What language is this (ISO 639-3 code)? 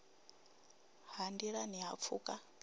ven